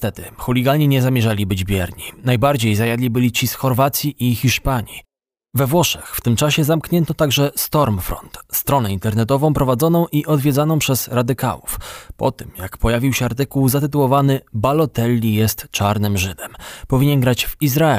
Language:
Polish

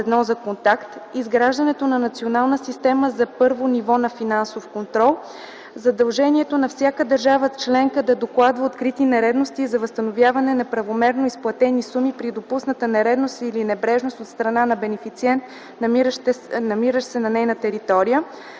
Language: Bulgarian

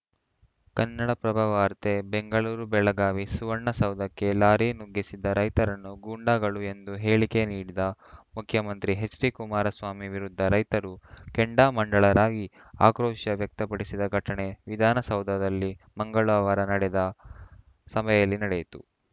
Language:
Kannada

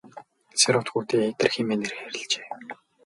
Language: Mongolian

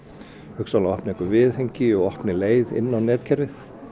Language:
Icelandic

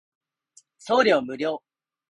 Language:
Japanese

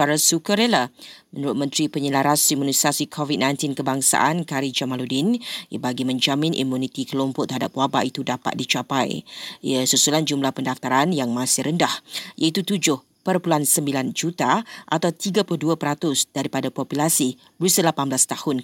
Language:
Malay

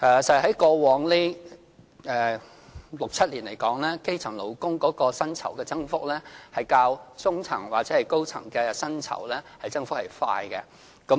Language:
Cantonese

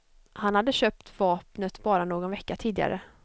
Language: Swedish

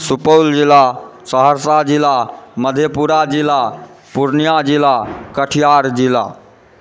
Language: Maithili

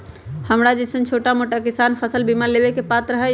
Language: Magahi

